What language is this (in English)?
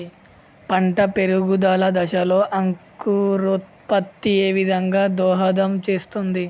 Telugu